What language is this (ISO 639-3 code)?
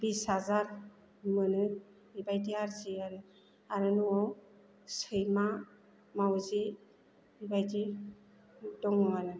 brx